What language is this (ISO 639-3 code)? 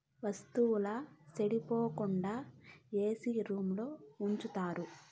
tel